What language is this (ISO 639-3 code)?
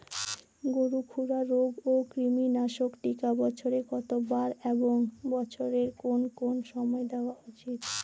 ben